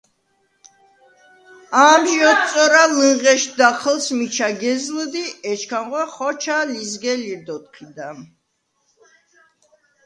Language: Svan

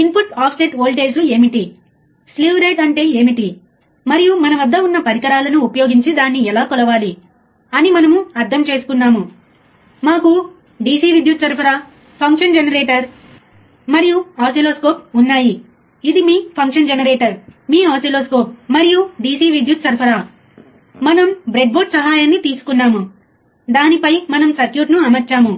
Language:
Telugu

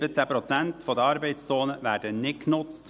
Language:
Swiss German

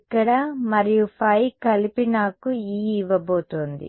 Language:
Telugu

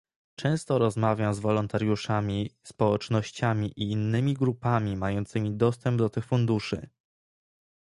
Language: Polish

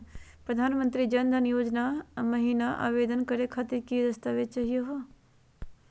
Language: Magahi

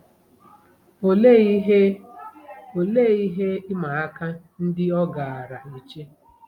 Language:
Igbo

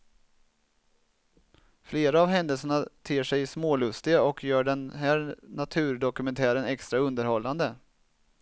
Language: Swedish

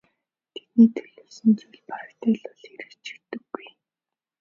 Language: Mongolian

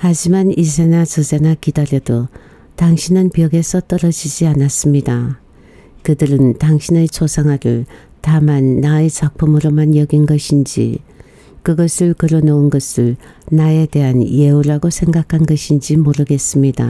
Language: Korean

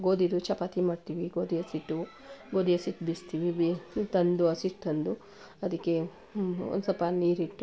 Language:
Kannada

